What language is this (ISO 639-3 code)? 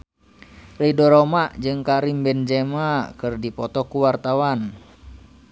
sun